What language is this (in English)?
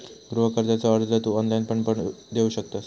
Marathi